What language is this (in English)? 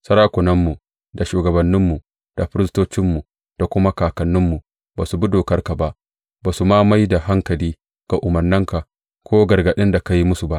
Hausa